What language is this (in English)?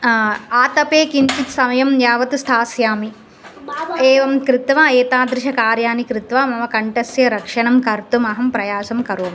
Sanskrit